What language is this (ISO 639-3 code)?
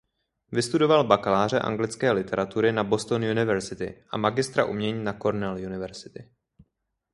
ces